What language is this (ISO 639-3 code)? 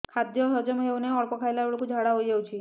ori